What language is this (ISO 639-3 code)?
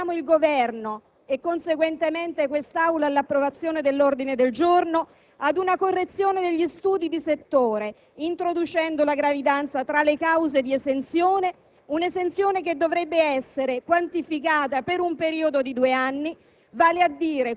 ita